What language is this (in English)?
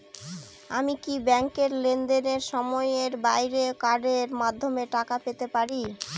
Bangla